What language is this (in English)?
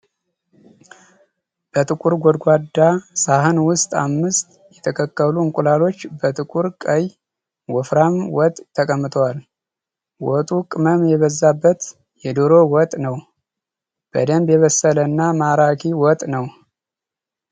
Amharic